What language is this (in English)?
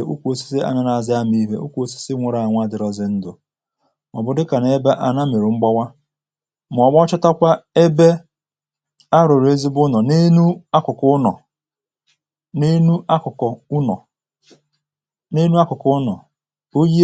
Igbo